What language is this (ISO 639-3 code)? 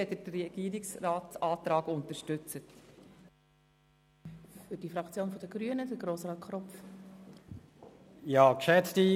gsw